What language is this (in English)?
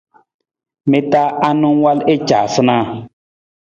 Nawdm